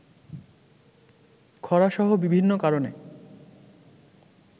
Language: Bangla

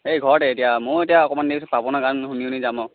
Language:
Assamese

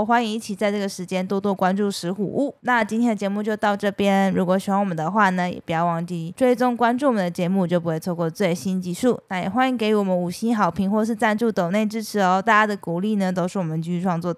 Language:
Chinese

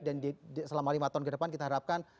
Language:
Indonesian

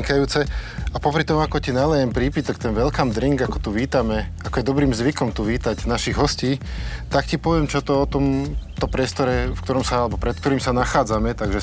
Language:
Slovak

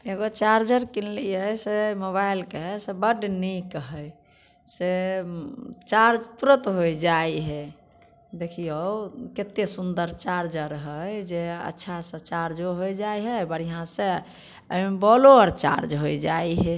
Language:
Maithili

